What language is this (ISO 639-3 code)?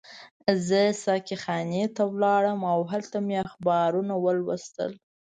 pus